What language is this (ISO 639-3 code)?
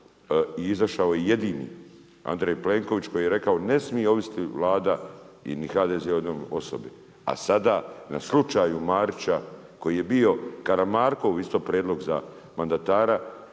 hrv